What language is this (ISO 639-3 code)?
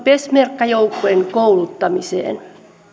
fin